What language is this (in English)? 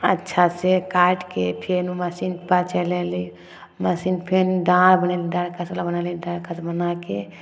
Maithili